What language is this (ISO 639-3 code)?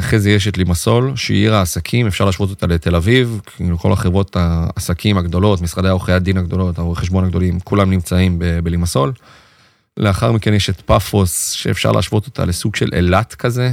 heb